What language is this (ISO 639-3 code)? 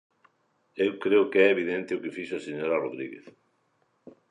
glg